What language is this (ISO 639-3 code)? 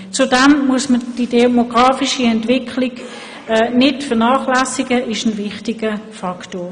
gsw